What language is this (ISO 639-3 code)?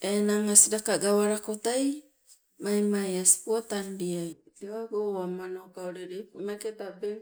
nco